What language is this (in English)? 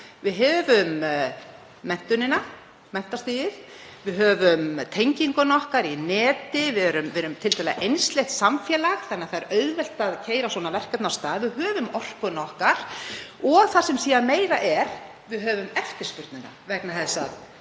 Icelandic